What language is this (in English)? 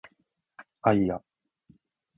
Japanese